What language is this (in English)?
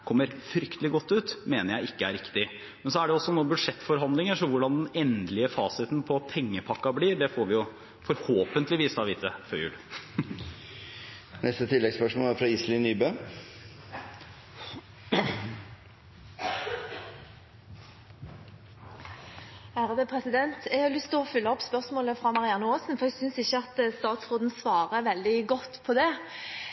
Norwegian